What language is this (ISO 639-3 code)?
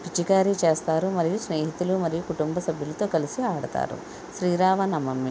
tel